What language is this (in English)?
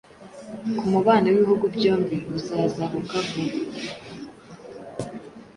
Kinyarwanda